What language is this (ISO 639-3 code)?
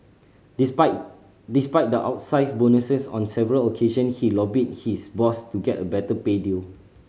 eng